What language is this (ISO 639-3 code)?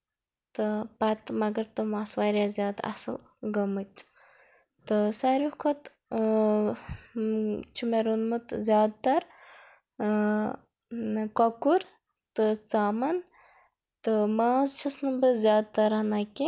kas